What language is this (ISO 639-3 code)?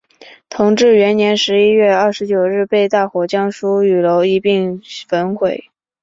zho